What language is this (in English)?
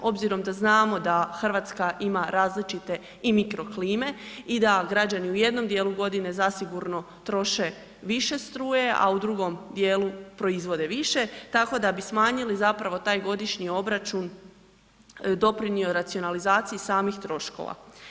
Croatian